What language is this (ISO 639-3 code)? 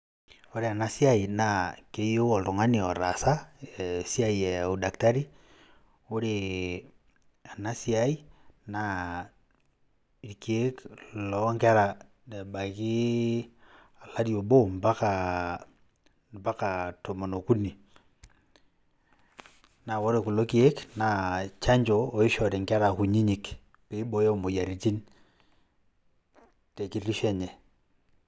mas